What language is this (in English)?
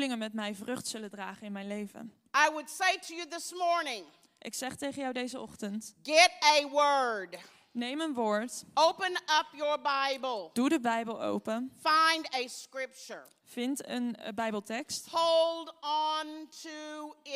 Dutch